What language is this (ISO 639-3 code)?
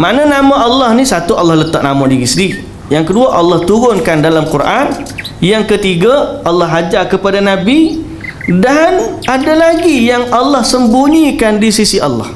msa